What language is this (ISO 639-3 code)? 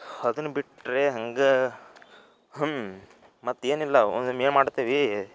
kan